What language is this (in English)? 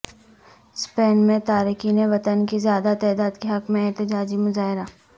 Urdu